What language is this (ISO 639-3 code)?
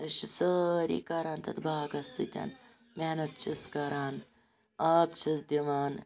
kas